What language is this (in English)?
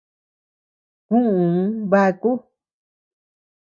Tepeuxila Cuicatec